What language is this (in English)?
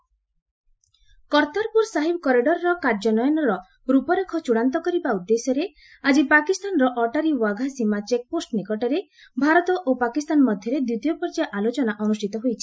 Odia